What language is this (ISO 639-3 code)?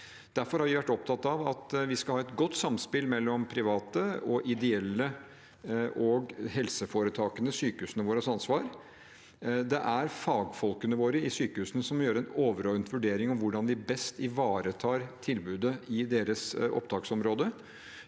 nor